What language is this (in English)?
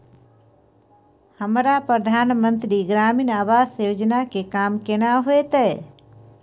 Maithili